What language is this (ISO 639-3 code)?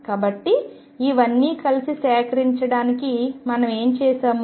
tel